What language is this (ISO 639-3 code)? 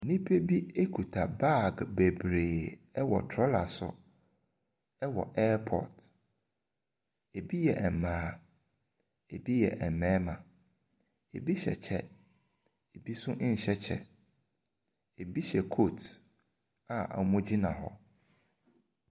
aka